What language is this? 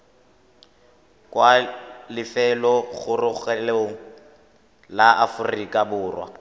Tswana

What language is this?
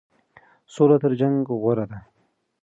Pashto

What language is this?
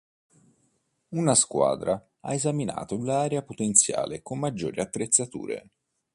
Italian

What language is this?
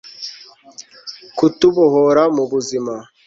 Kinyarwanda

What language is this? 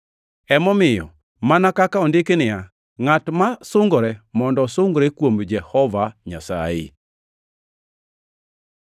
Luo (Kenya and Tanzania)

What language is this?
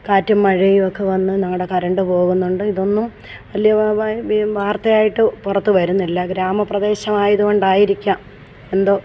Malayalam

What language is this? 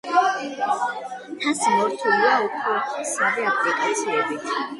Georgian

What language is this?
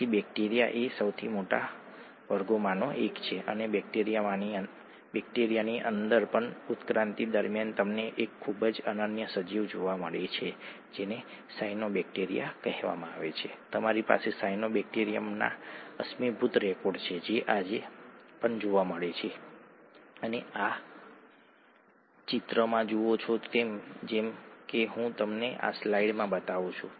Gujarati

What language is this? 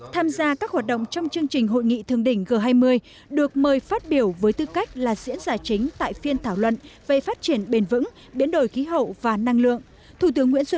Vietnamese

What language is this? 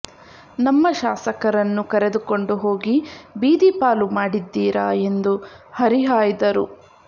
Kannada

